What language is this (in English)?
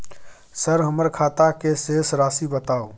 Maithili